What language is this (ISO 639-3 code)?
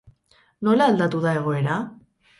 eus